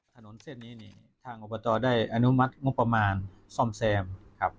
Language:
Thai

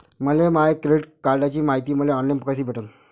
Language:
Marathi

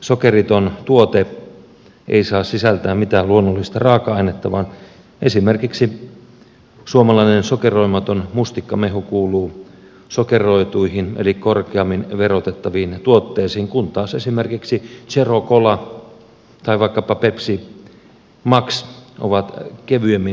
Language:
Finnish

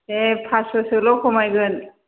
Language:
Bodo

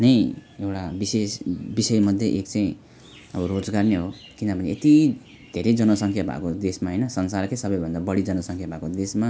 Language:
Nepali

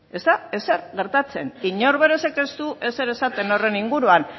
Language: Basque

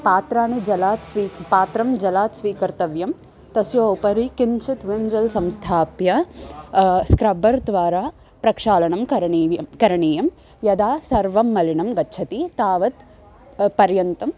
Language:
Sanskrit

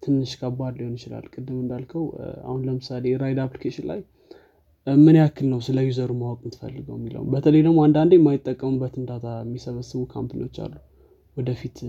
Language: Amharic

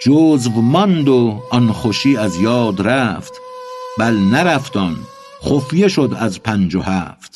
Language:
Persian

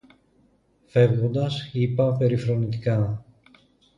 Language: Greek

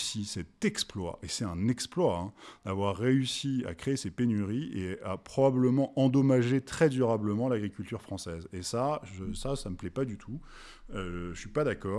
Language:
French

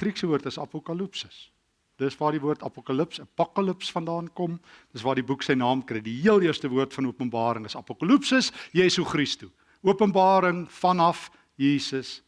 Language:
Dutch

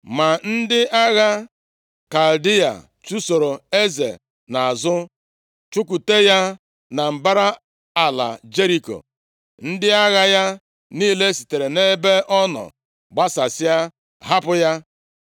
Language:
Igbo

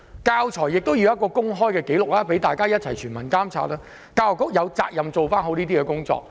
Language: Cantonese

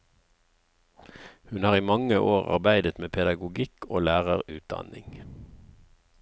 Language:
Norwegian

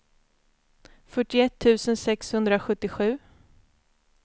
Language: Swedish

